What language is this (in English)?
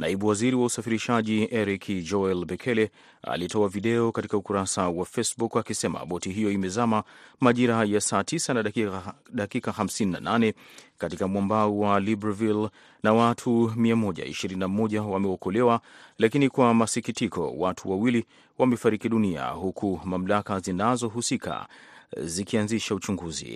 Swahili